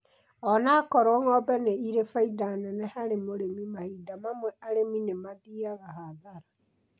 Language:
Kikuyu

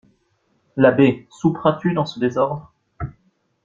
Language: French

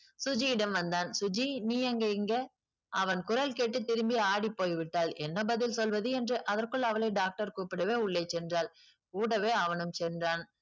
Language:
Tamil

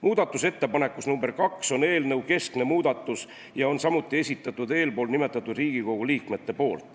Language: Estonian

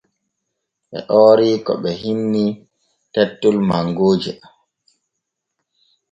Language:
Borgu Fulfulde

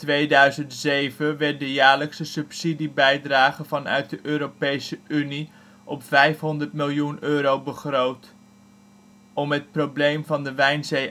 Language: Dutch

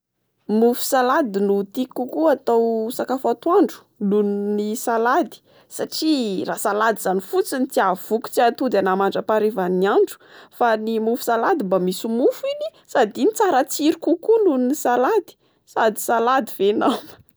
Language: Malagasy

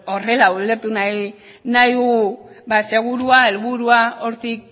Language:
Basque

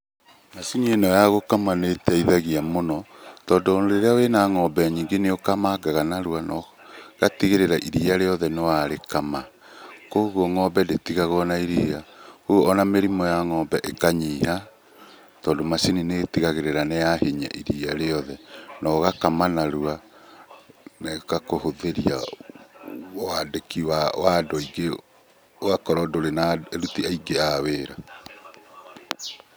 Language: Kikuyu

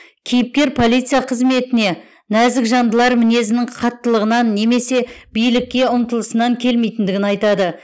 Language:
Kazakh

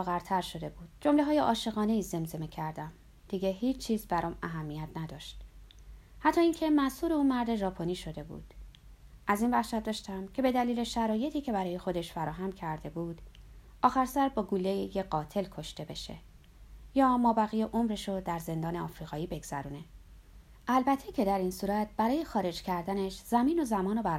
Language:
Persian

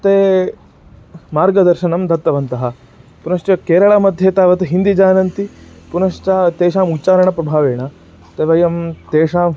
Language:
Sanskrit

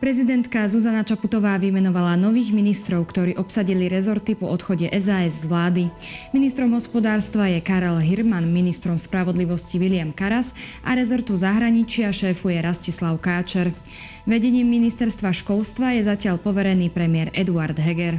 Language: Slovak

